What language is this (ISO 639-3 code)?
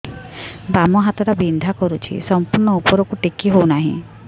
ori